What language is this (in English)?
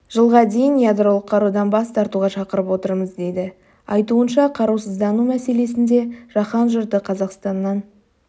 Kazakh